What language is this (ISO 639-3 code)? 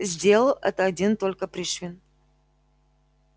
rus